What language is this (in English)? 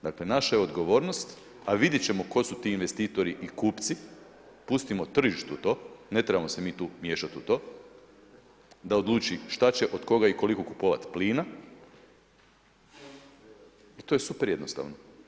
Croatian